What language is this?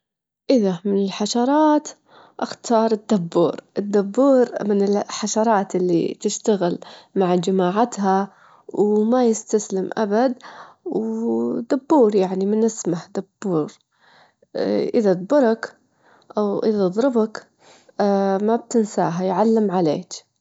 Gulf Arabic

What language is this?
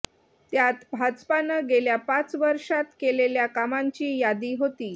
Marathi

